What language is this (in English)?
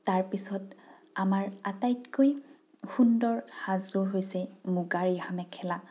Assamese